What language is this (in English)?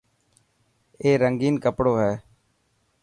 Dhatki